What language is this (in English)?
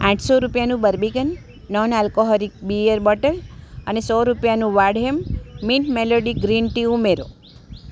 Gujarati